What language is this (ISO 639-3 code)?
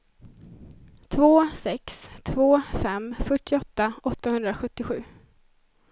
swe